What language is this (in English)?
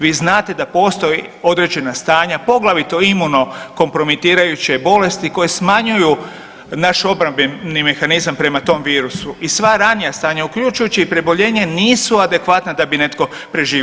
Croatian